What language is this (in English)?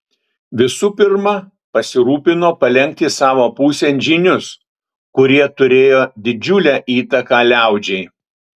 Lithuanian